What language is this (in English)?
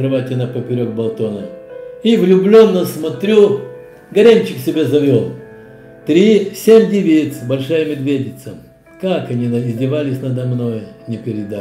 Russian